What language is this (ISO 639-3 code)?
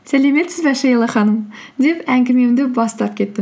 kaz